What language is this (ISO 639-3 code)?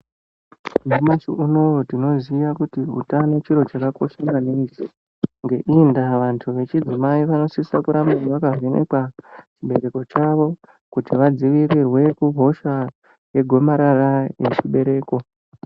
ndc